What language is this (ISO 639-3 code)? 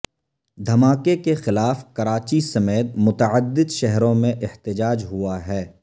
urd